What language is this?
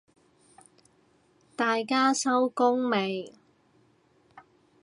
Cantonese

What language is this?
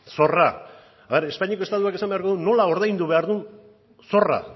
Basque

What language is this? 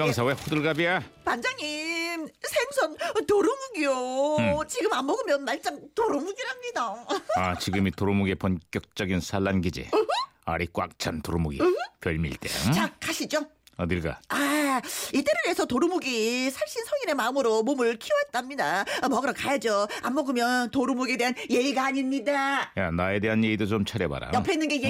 Korean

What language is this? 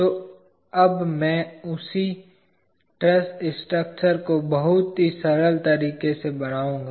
Hindi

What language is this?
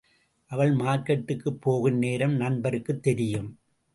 Tamil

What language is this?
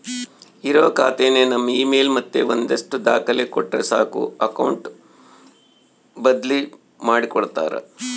Kannada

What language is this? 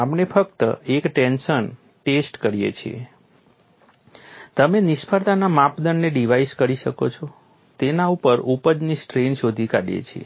Gujarati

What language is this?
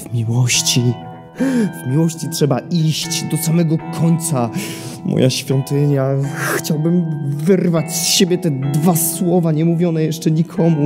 Polish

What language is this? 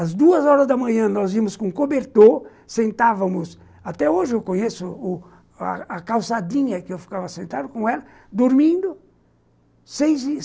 Portuguese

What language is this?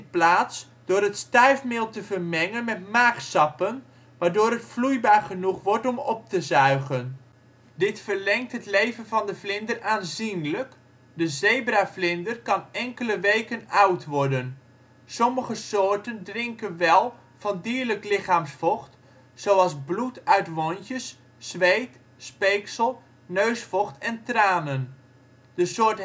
Dutch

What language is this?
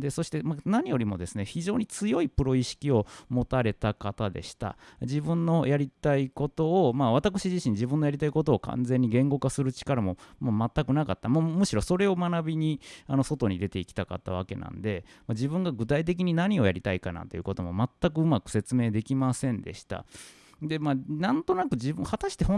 Japanese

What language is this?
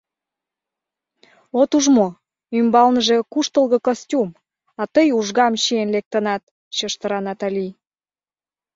Mari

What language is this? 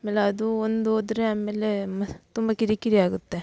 Kannada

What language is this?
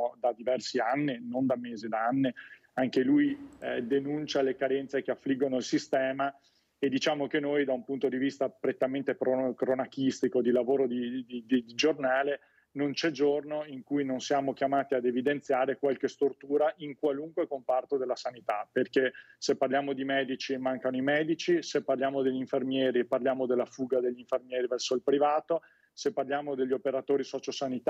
Italian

